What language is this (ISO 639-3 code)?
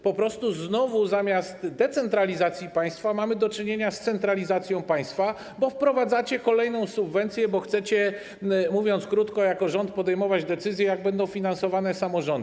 pol